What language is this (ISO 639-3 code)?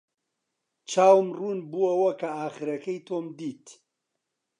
ckb